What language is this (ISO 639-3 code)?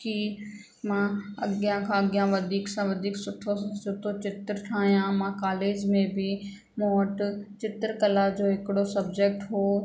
snd